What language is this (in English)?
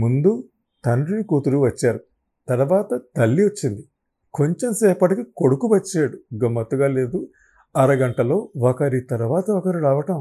Telugu